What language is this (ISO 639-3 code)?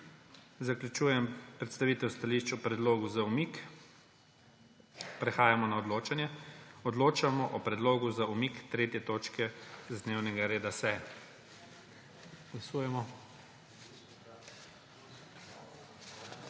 slv